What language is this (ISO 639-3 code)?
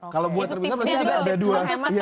ind